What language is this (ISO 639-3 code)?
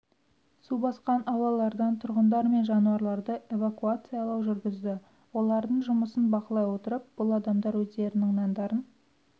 kaz